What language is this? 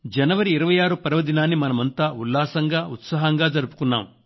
Telugu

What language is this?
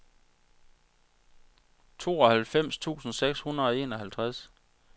Danish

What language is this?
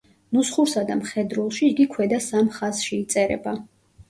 Georgian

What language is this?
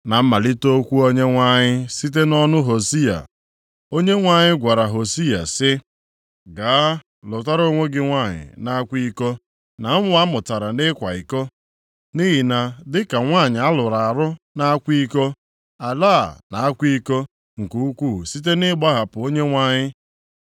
Igbo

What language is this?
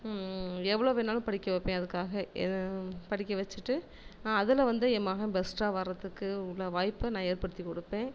Tamil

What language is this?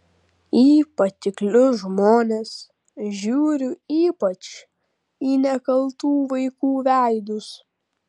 Lithuanian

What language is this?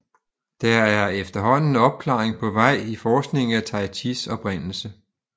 Danish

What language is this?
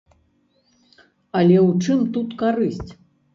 Belarusian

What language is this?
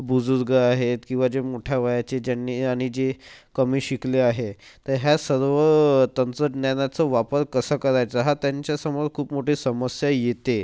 Marathi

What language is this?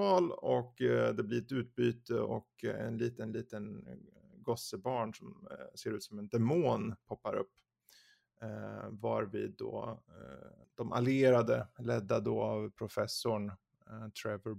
Swedish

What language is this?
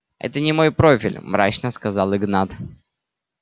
Russian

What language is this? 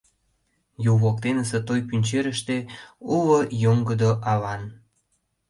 Mari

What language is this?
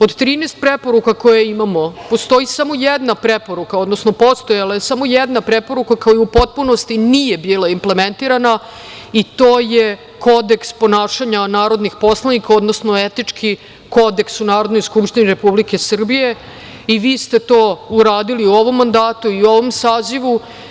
Serbian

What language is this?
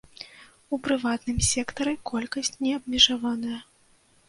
Belarusian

